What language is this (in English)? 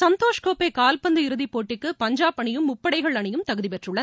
Tamil